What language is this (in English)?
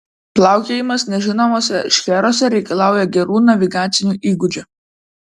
Lithuanian